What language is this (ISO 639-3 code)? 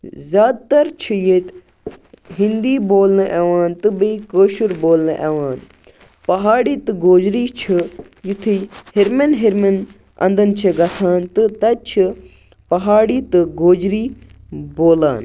kas